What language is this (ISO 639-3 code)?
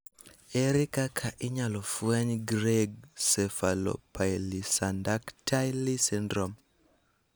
luo